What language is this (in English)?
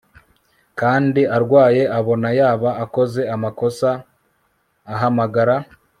Kinyarwanda